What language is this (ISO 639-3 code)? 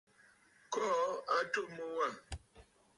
bfd